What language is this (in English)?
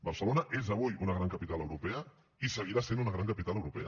Catalan